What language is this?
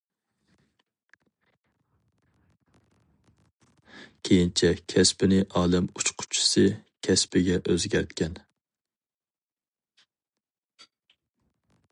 Uyghur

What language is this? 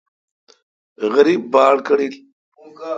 Kalkoti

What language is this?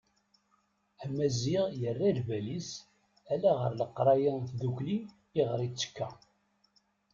Kabyle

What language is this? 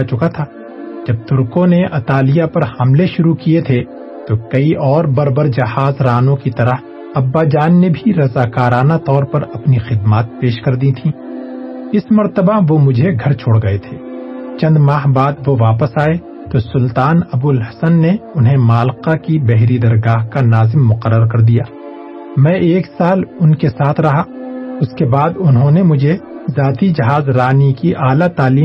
Urdu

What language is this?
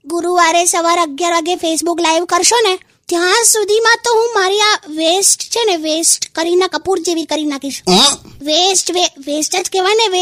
Hindi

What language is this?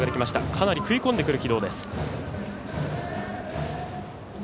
Japanese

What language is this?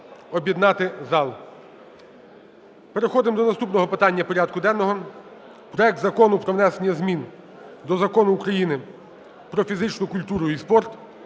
Ukrainian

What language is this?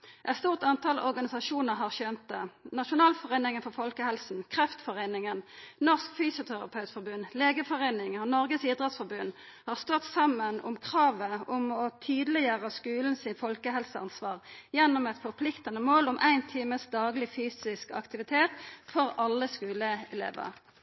Norwegian Nynorsk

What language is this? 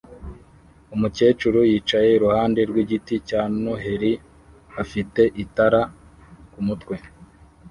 Kinyarwanda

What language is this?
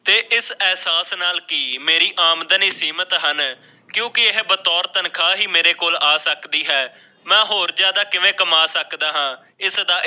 Punjabi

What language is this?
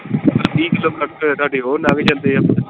Punjabi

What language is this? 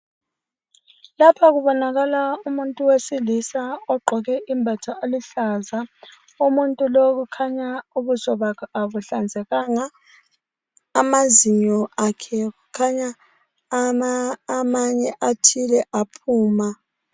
North Ndebele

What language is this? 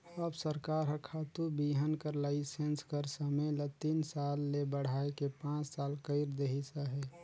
Chhattisgarhi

